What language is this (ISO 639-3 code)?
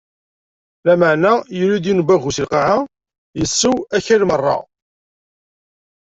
kab